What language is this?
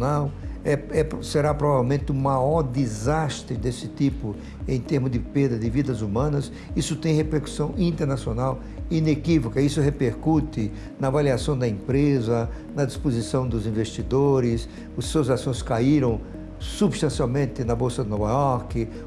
Portuguese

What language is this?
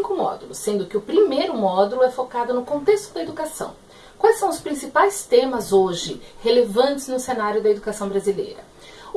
Portuguese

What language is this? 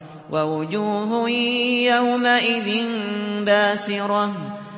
Arabic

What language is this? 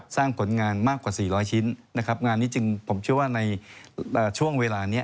Thai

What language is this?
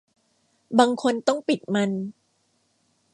Thai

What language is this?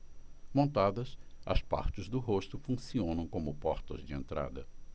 Portuguese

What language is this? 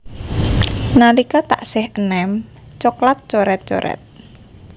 Javanese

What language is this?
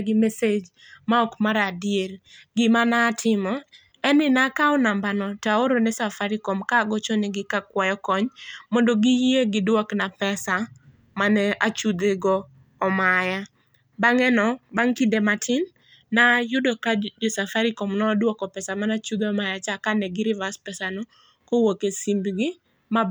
Luo (Kenya and Tanzania)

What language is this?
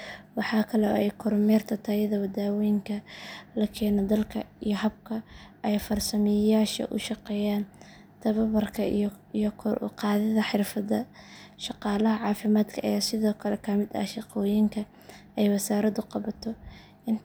Somali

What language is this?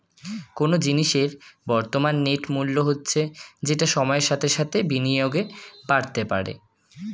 Bangla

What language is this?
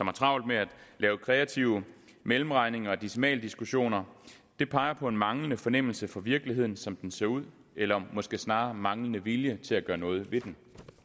Danish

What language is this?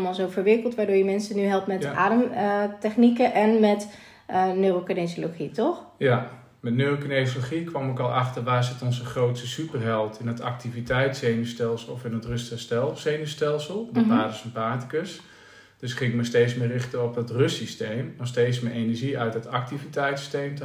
Dutch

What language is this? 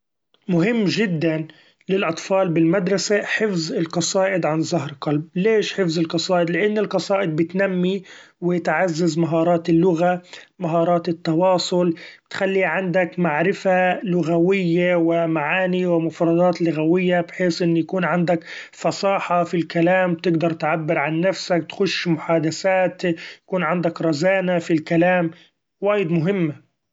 Gulf Arabic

